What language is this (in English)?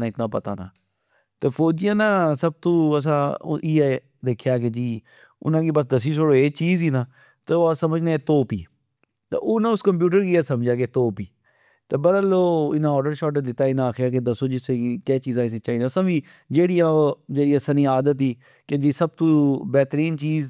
Pahari-Potwari